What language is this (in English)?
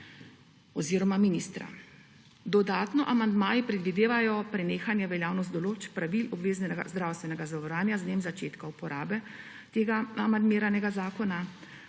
Slovenian